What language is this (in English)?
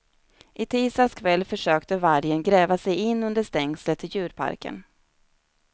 Swedish